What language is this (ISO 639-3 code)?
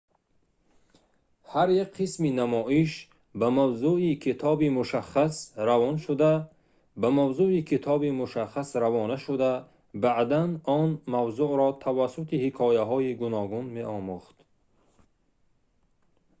tgk